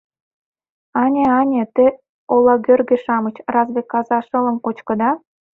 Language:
Mari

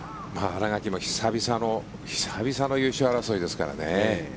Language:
Japanese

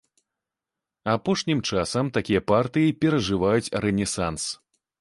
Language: Belarusian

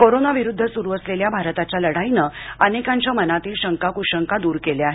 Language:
Marathi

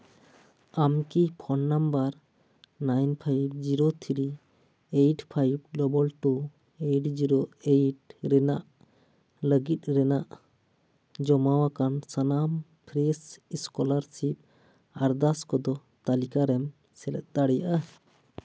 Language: Santali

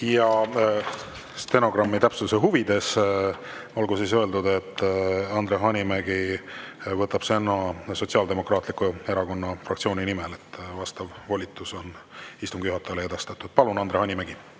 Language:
Estonian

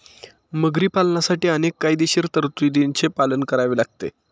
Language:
Marathi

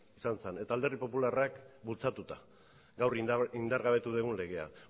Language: Basque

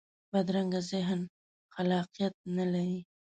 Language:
Pashto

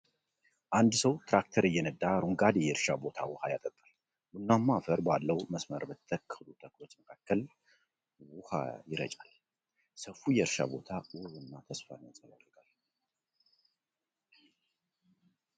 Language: Amharic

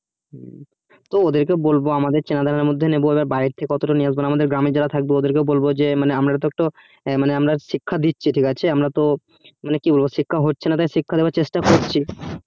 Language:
Bangla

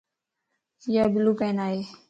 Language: Lasi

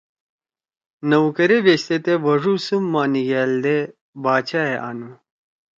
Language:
Torwali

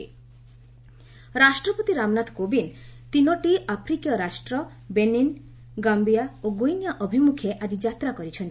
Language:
Odia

